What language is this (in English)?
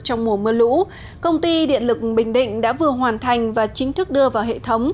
Vietnamese